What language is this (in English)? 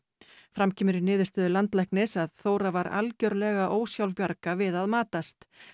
Icelandic